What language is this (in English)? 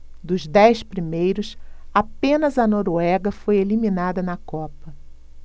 Portuguese